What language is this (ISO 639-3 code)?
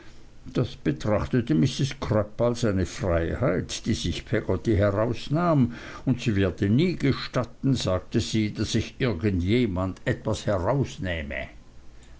deu